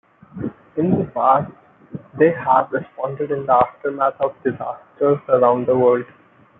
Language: English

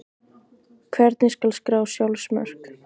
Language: Icelandic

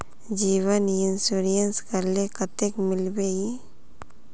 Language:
Magahi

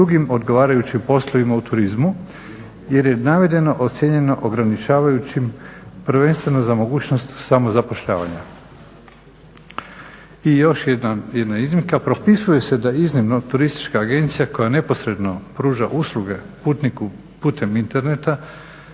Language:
Croatian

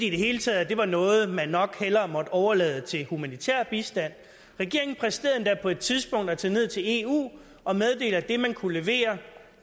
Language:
Danish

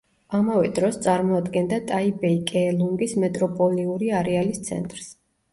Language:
Georgian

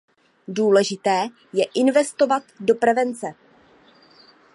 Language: Czech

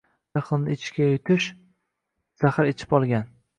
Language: Uzbek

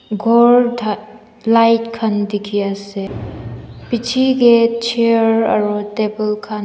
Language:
Naga Pidgin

